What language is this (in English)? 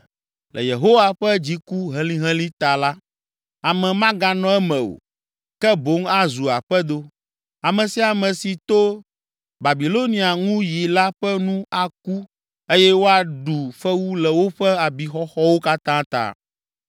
Ewe